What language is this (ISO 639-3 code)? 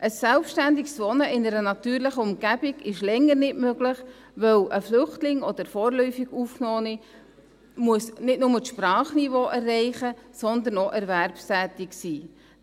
gsw